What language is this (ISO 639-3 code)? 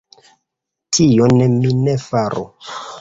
epo